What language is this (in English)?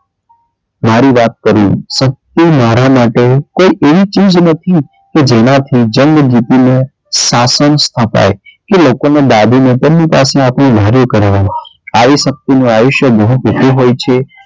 Gujarati